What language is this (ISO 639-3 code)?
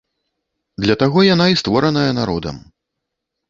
bel